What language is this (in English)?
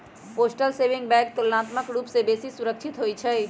Magahi